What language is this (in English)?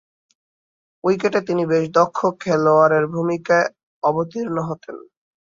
Bangla